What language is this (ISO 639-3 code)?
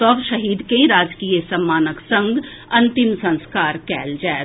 mai